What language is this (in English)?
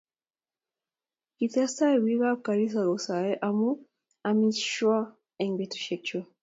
Kalenjin